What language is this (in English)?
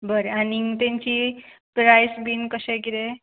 Konkani